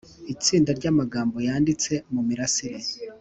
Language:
Kinyarwanda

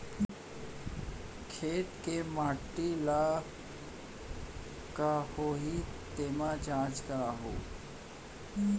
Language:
Chhattisgarhi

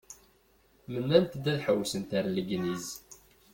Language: Kabyle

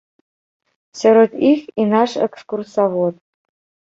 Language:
Belarusian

